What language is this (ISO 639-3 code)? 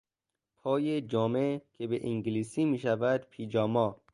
fas